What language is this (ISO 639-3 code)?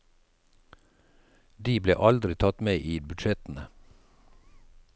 nor